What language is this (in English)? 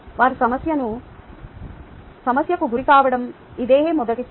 Telugu